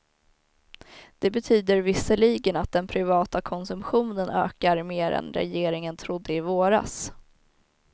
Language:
Swedish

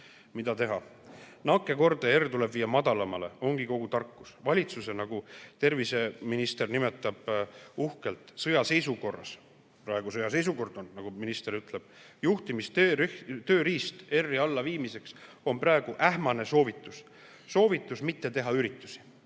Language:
Estonian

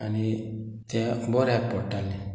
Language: Konkani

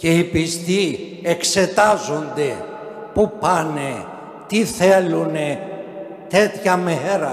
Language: Greek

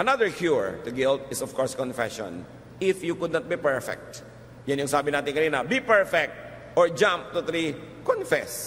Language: Filipino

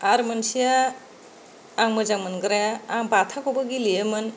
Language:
Bodo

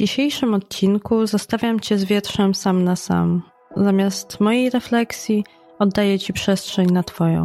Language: Polish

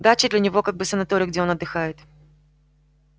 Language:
Russian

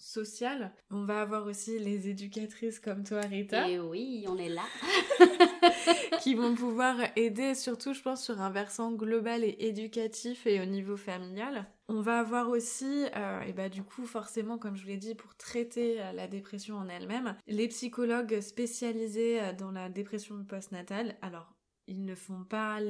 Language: French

